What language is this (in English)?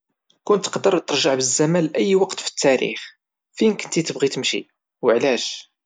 Moroccan Arabic